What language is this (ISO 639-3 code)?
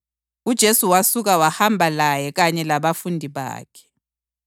nde